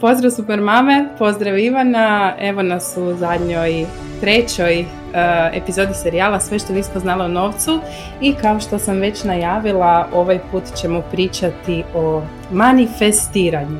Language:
Croatian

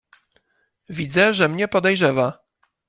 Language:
Polish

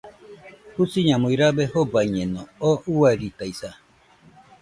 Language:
Nüpode Huitoto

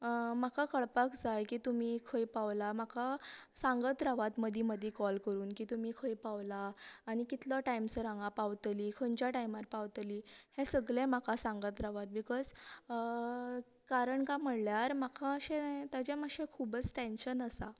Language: Konkani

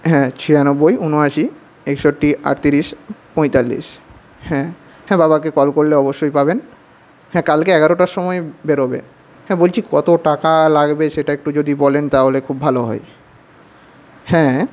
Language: Bangla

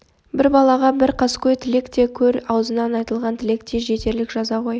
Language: Kazakh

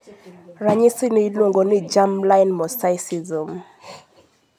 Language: Luo (Kenya and Tanzania)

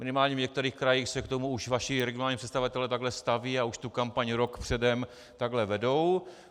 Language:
Czech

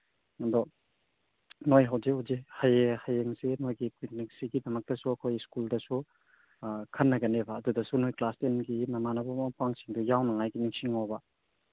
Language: Manipuri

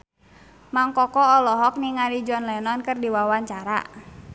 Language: Sundanese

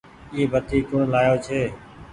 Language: Goaria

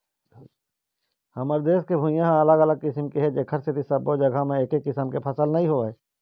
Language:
Chhattisgarhi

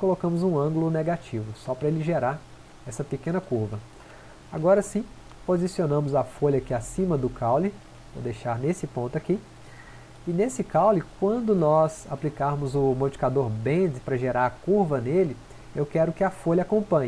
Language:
Portuguese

